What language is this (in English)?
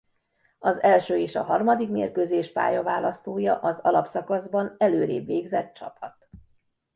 Hungarian